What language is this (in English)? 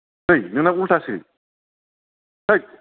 Bodo